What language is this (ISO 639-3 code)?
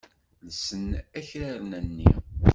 kab